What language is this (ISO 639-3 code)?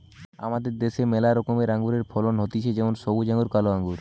ben